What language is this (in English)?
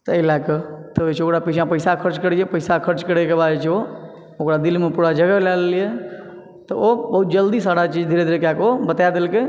Maithili